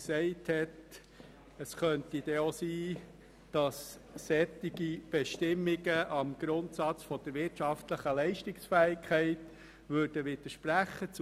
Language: Swiss German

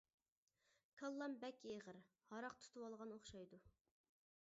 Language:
Uyghur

